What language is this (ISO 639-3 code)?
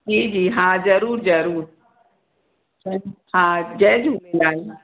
snd